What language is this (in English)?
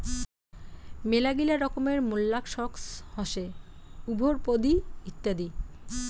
Bangla